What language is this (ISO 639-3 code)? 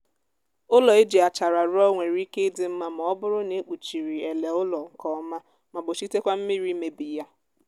ibo